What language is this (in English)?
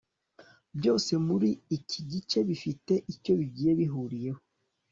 Kinyarwanda